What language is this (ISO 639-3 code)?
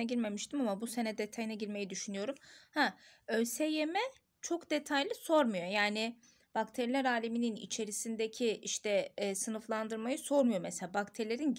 tur